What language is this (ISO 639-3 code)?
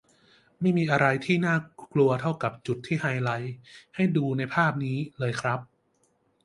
tha